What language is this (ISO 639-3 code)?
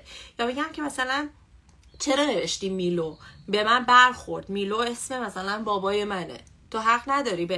fas